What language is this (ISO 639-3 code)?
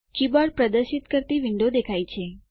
guj